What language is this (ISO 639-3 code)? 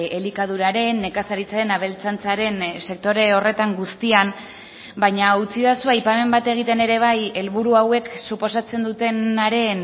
eus